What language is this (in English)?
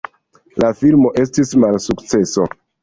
Esperanto